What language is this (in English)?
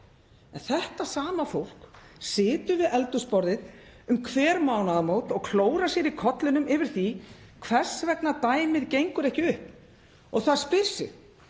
Icelandic